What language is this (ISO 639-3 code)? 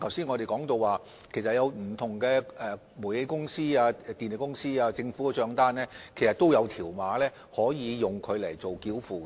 yue